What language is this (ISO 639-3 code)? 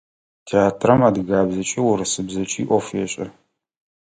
ady